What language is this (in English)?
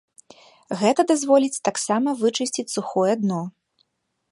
Belarusian